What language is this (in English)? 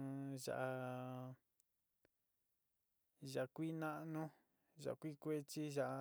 Sinicahua Mixtec